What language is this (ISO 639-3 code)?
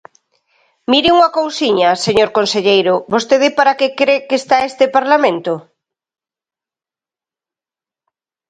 glg